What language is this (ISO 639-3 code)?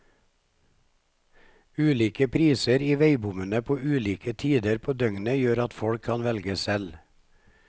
nor